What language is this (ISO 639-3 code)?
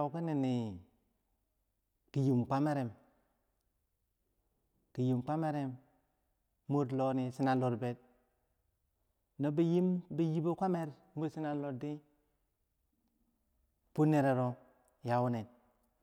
bsj